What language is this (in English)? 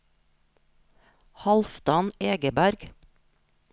Norwegian